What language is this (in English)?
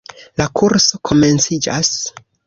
Esperanto